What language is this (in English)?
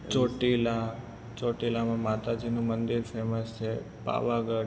Gujarati